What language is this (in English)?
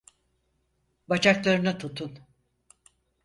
Turkish